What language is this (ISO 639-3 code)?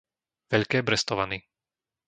slk